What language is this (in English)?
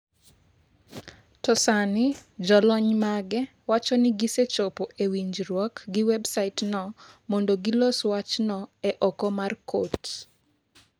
Luo (Kenya and Tanzania)